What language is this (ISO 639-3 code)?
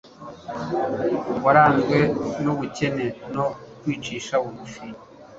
kin